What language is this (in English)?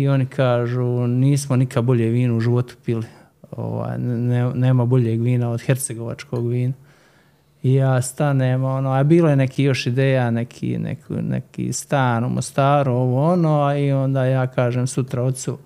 Croatian